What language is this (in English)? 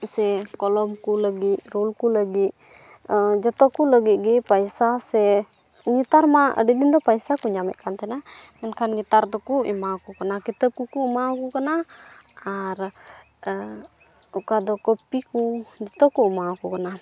Santali